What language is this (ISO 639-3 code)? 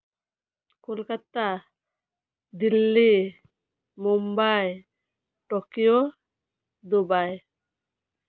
sat